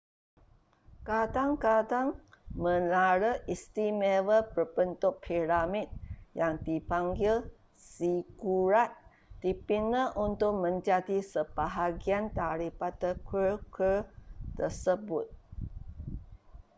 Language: Malay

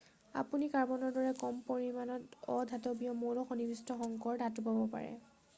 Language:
Assamese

